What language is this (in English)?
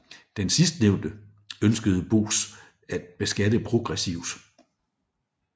Danish